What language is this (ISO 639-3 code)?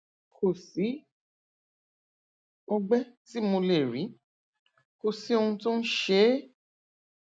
yor